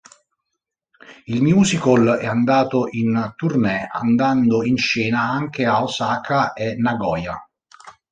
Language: Italian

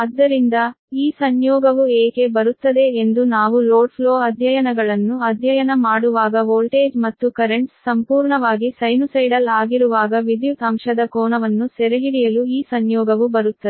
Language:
Kannada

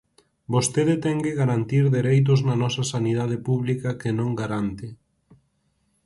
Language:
Galician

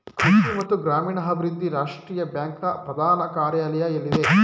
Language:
Kannada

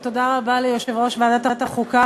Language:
Hebrew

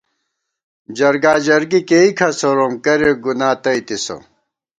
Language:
Gawar-Bati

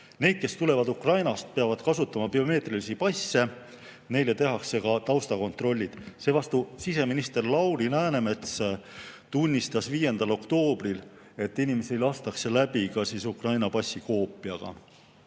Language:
Estonian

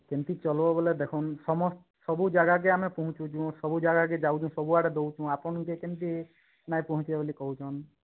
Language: Odia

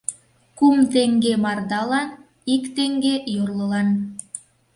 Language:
Mari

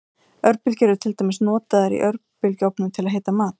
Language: Icelandic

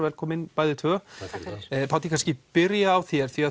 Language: Icelandic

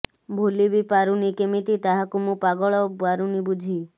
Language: Odia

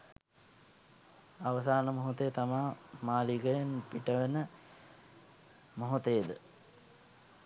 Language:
Sinhala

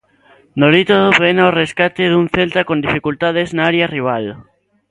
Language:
Galician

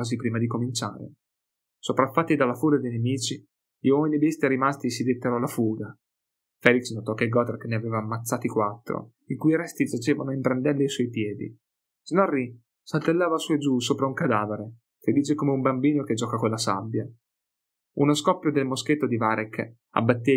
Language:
Italian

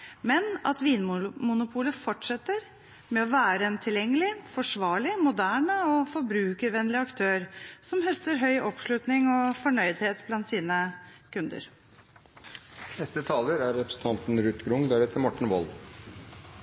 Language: Norwegian Bokmål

